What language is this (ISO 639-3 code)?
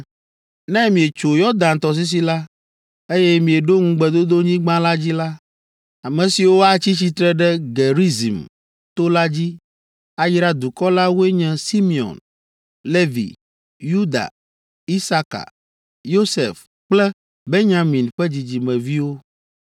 ewe